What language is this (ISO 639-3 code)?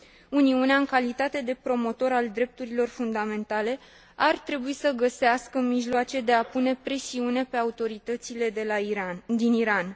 ron